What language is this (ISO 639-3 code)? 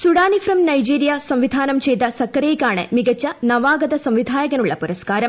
mal